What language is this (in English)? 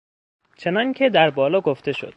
Persian